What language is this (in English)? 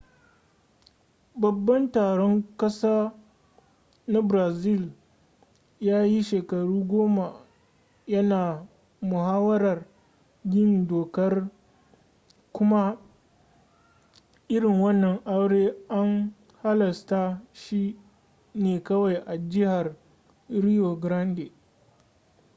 Hausa